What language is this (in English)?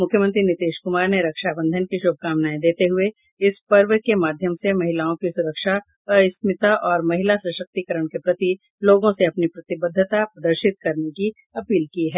Hindi